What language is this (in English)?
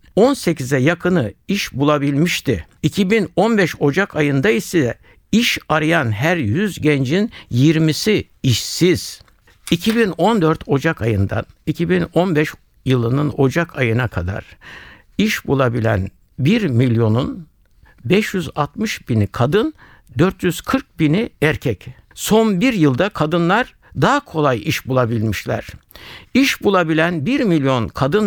Turkish